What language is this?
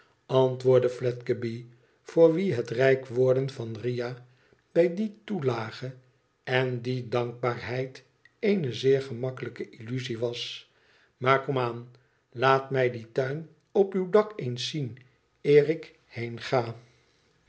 Dutch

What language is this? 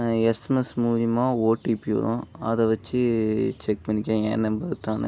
Tamil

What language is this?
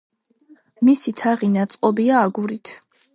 Georgian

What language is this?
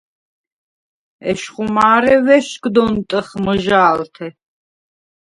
Svan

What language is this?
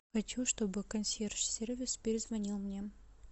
Russian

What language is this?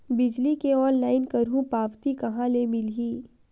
Chhattisgarhi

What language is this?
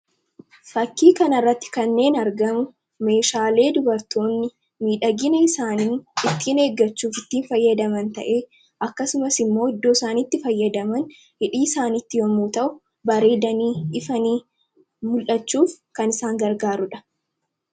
Oromo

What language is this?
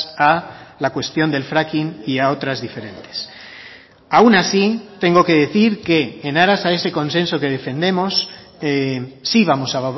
Spanish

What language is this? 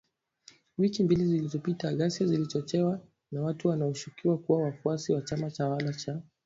Swahili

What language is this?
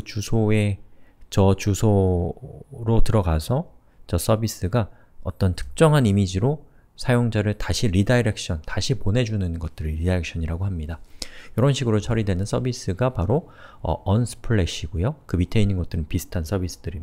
Korean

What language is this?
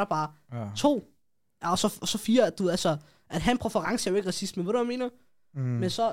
Danish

